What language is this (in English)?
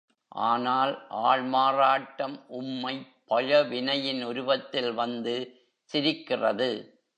Tamil